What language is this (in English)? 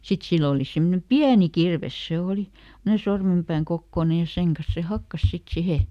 Finnish